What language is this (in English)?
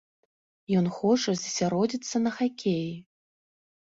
Belarusian